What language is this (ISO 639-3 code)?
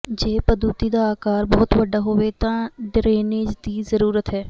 pan